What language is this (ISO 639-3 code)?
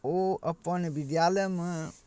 mai